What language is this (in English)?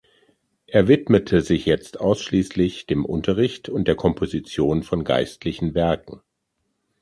German